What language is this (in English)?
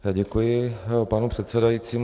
Czech